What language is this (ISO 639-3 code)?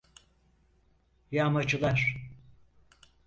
tur